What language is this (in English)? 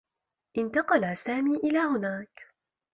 Arabic